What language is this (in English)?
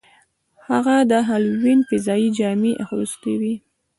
Pashto